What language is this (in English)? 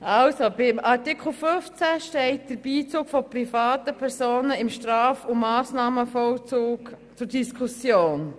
Swiss German